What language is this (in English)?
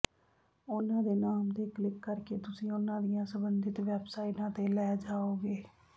Punjabi